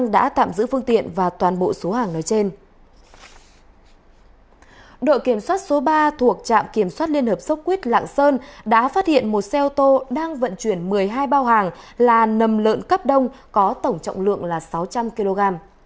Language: Vietnamese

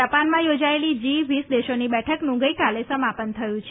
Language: Gujarati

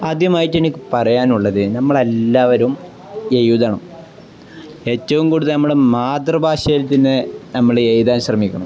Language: Malayalam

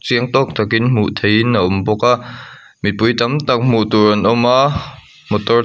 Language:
Mizo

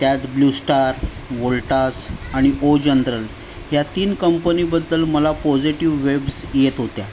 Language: Marathi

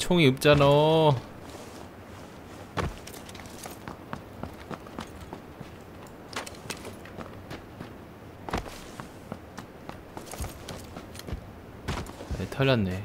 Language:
Korean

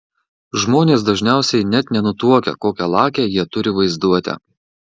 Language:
Lithuanian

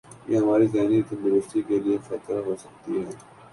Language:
Urdu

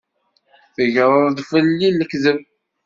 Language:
Kabyle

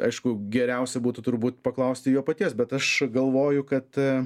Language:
Lithuanian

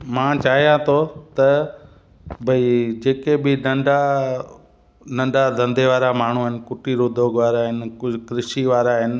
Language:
Sindhi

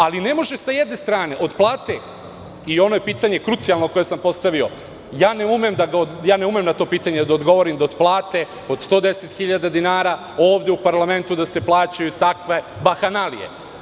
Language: Serbian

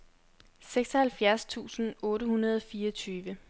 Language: Danish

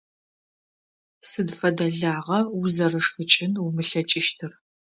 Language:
Adyghe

